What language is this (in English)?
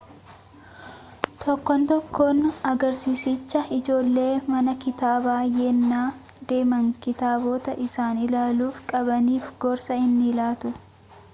Oromo